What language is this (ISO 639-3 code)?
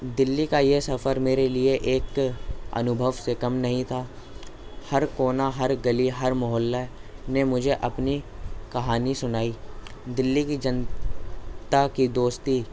urd